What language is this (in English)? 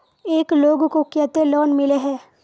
Magahi